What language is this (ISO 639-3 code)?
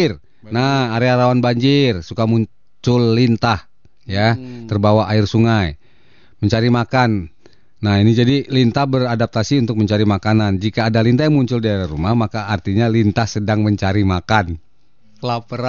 ind